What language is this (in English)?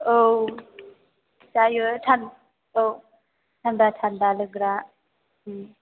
Bodo